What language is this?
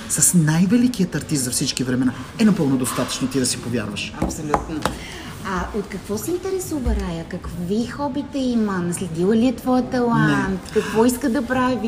Bulgarian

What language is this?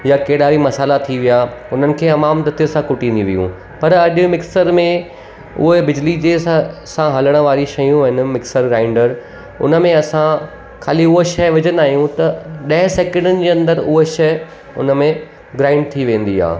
Sindhi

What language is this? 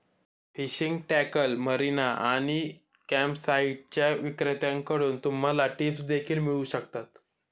Marathi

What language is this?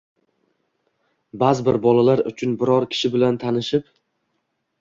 Uzbek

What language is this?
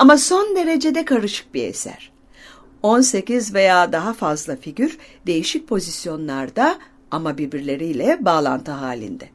Turkish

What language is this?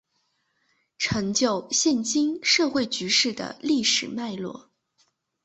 Chinese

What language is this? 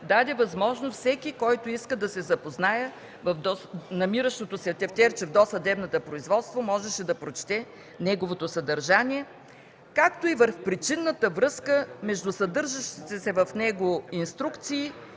Bulgarian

